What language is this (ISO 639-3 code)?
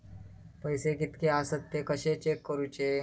mar